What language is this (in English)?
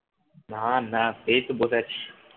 Bangla